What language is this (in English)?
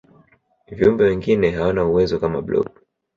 Swahili